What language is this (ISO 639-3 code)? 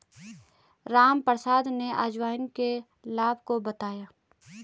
hin